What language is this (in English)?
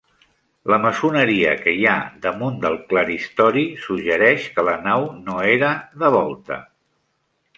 Catalan